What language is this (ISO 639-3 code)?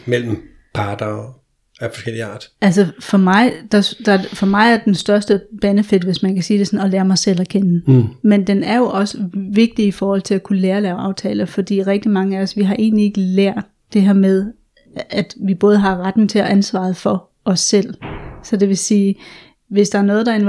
dan